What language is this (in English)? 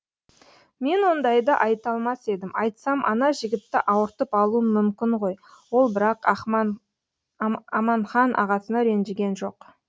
Kazakh